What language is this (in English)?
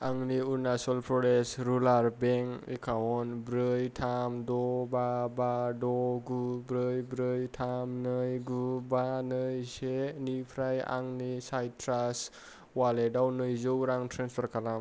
Bodo